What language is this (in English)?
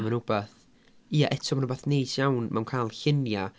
Welsh